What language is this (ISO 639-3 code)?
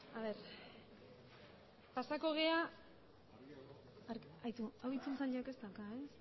eus